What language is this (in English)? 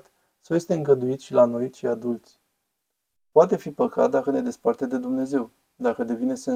Romanian